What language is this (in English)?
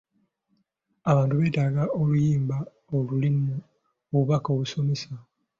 Ganda